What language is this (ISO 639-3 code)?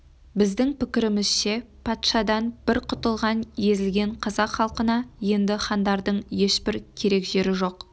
kaz